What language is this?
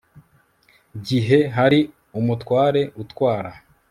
Kinyarwanda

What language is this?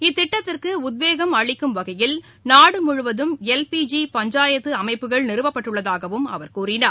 Tamil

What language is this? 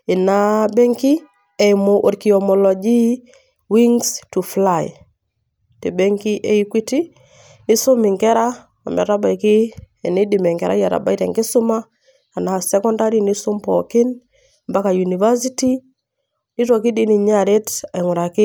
Masai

